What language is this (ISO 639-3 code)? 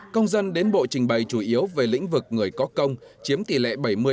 vie